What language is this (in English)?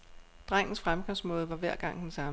Danish